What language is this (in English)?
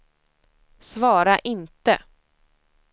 Swedish